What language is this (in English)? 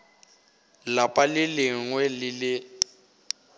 Northern Sotho